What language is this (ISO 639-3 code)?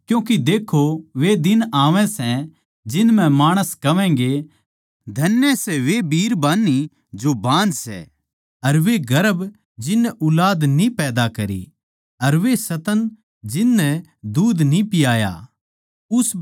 bgc